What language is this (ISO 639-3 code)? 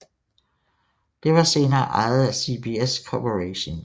dan